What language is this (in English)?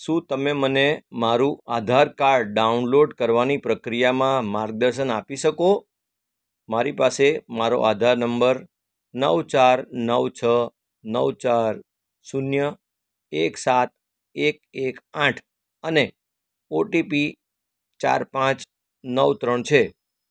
Gujarati